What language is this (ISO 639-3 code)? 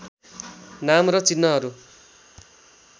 nep